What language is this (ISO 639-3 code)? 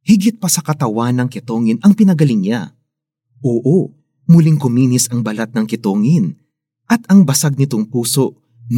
fil